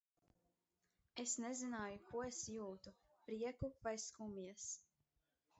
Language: Latvian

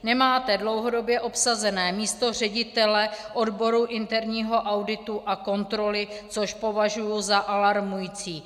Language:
Czech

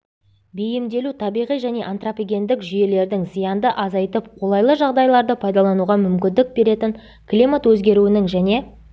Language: Kazakh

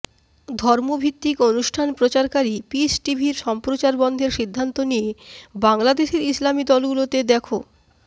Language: Bangla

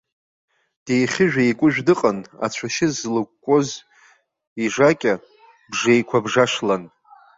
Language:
Abkhazian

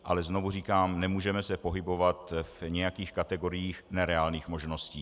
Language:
Czech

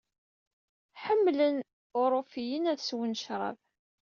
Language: Kabyle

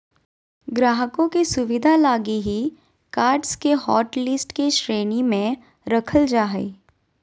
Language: Magahi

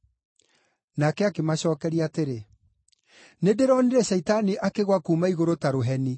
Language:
Kikuyu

